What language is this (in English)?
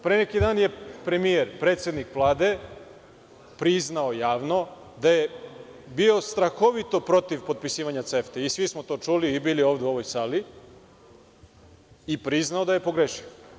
Serbian